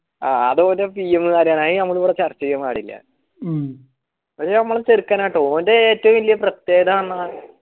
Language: Malayalam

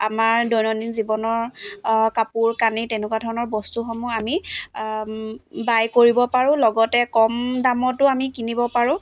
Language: Assamese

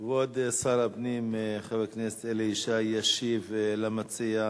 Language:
Hebrew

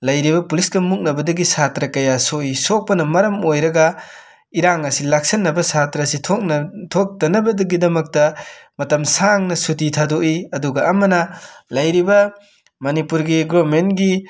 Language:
Manipuri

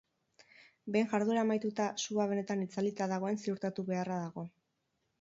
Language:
Basque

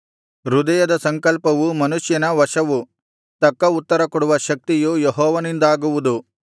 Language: Kannada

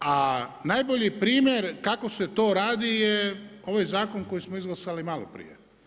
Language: Croatian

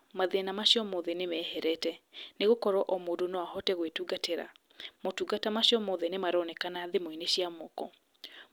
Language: Kikuyu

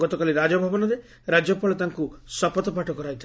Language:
Odia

